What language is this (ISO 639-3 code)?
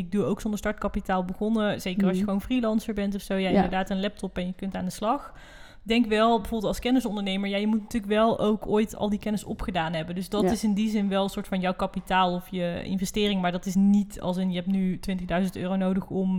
nld